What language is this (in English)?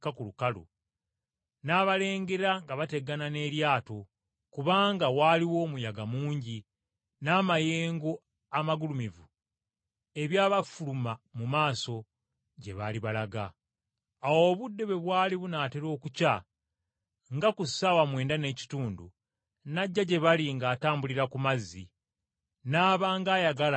Ganda